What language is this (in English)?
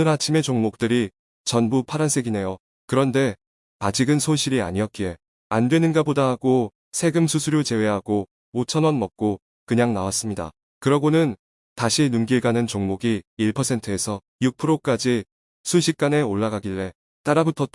Korean